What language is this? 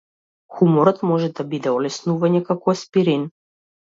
Macedonian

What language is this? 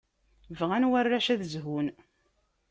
Kabyle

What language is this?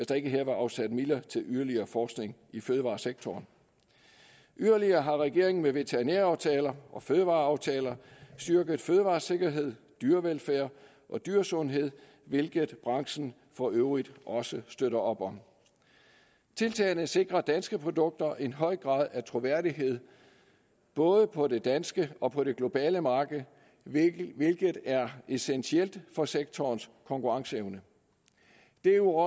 Danish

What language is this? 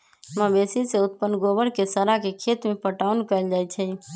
Magahi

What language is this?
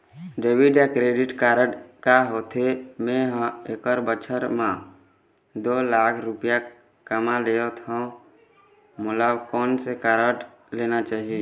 Chhattisgarhi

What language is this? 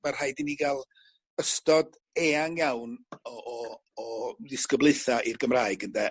Welsh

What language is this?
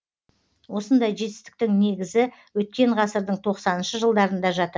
Kazakh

